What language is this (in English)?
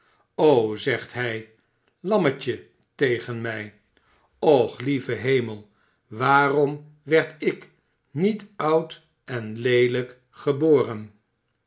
Dutch